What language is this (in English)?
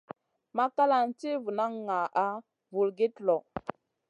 Masana